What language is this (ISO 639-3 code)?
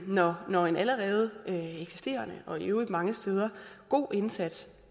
dan